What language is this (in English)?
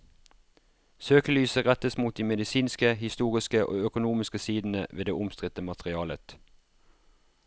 Norwegian